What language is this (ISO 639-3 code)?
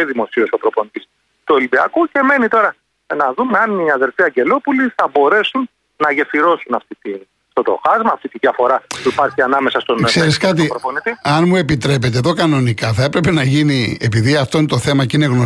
ell